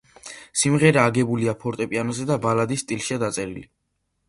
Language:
Georgian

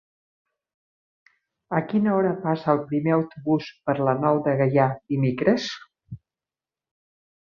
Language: Catalan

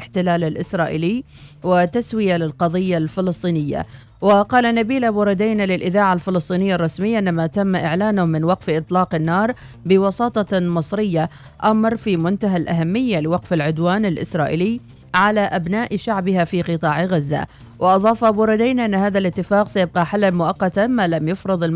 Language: Arabic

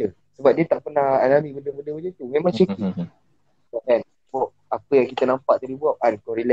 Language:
Malay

